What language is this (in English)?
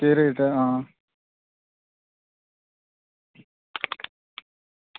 Dogri